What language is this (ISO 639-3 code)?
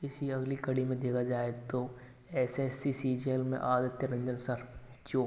hin